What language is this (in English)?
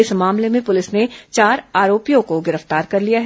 Hindi